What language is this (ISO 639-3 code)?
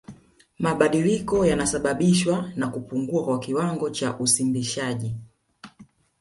swa